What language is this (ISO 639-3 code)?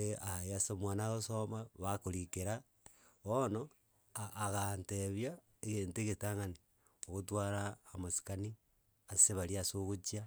guz